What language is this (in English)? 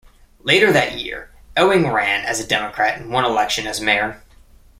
English